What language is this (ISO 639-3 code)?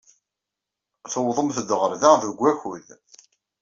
kab